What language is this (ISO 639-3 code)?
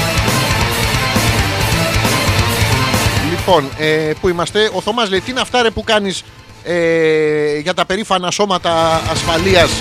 ell